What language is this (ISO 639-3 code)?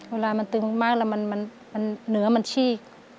tha